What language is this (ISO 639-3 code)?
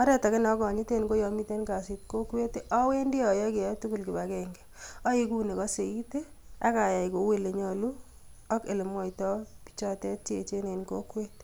kln